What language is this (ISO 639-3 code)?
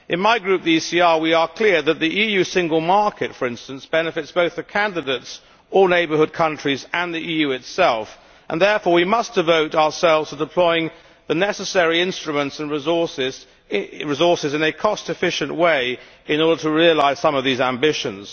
eng